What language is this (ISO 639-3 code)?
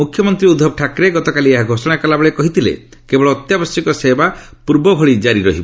ori